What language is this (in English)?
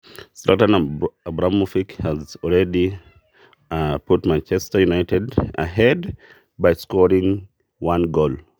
Masai